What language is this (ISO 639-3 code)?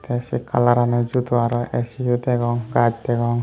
ccp